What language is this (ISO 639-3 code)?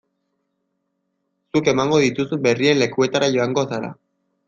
eus